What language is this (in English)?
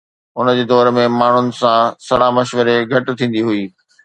Sindhi